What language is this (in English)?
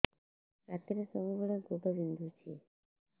Odia